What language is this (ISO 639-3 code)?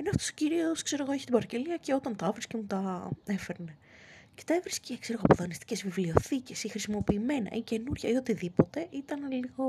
ell